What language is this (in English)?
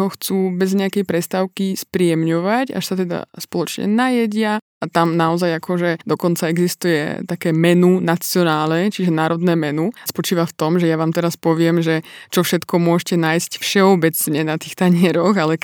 Slovak